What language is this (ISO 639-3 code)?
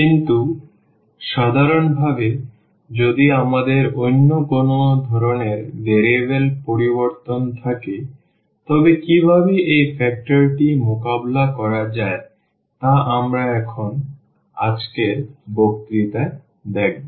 ben